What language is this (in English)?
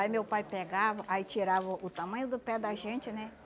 Portuguese